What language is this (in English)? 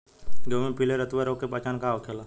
Bhojpuri